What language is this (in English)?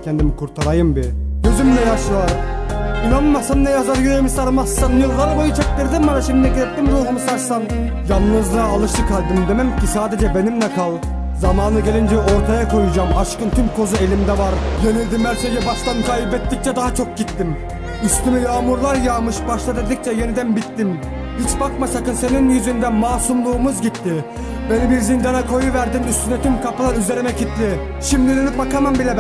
Turkish